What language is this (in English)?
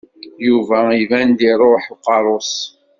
Kabyle